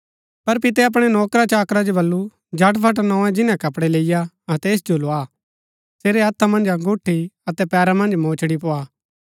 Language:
Gaddi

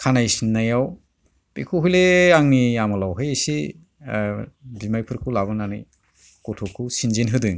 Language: Bodo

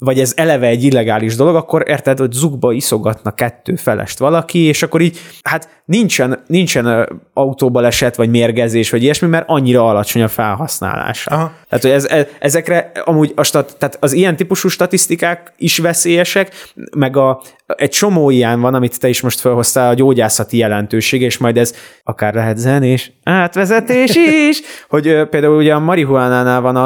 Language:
Hungarian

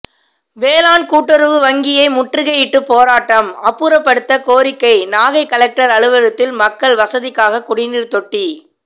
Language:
Tamil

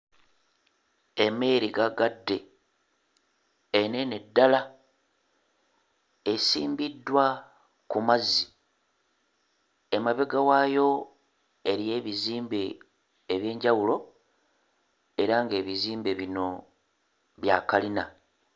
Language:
Ganda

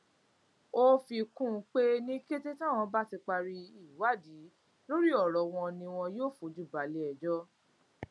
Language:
Yoruba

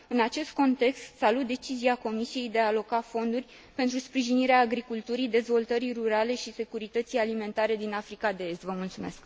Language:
Romanian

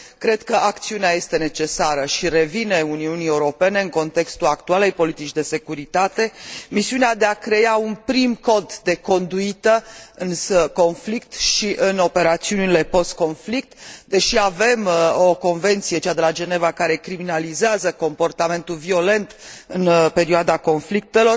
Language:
Romanian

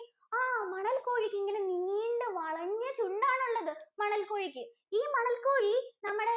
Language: Malayalam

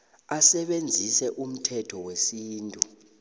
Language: South Ndebele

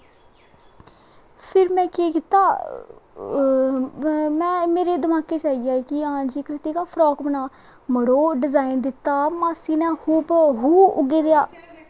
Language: Dogri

